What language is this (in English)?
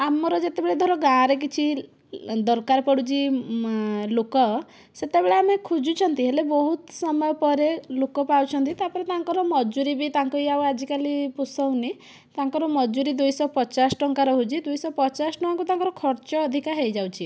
Odia